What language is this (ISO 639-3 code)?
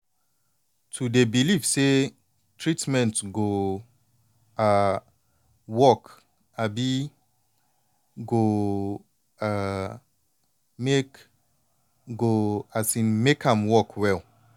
pcm